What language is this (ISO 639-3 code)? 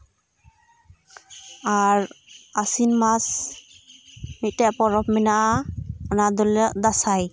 sat